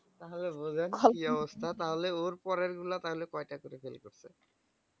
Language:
Bangla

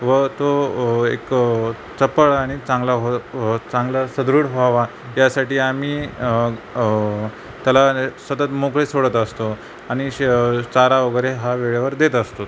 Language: Marathi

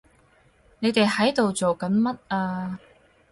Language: Cantonese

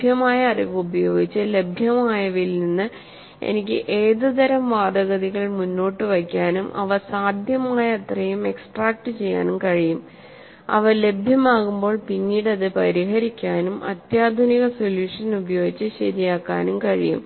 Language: Malayalam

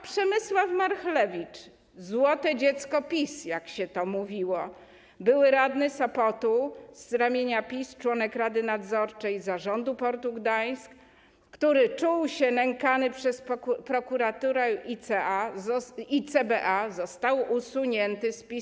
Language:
Polish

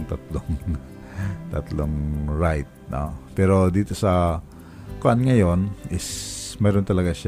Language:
Filipino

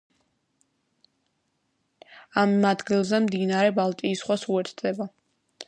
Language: Georgian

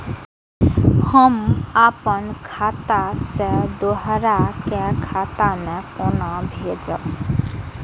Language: Maithili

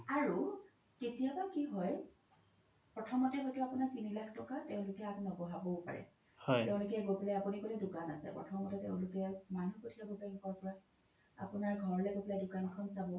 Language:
Assamese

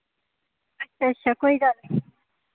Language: Dogri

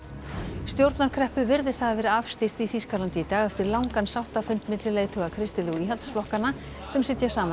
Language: Icelandic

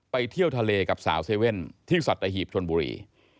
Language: Thai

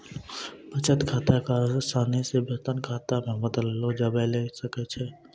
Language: Maithili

